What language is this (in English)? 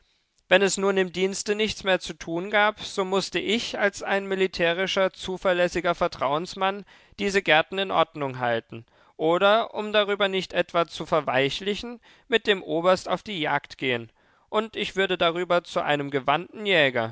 German